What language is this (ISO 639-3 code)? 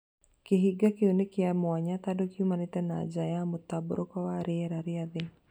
kik